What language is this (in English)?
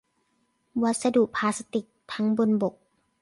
Thai